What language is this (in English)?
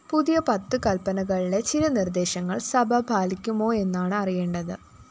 Malayalam